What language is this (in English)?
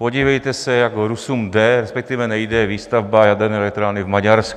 Czech